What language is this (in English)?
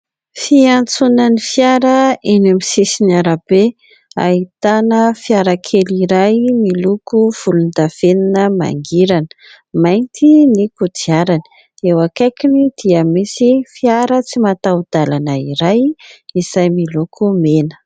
Malagasy